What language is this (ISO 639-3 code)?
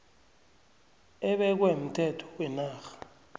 nbl